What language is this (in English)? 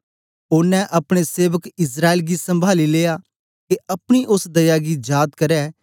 Dogri